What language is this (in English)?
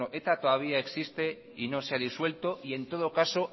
Spanish